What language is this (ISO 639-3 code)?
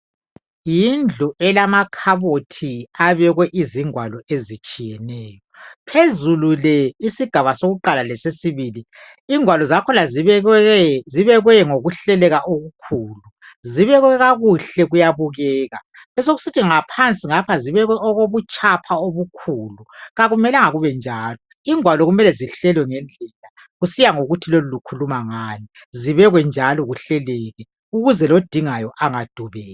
nde